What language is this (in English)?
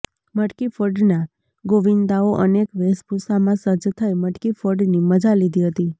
Gujarati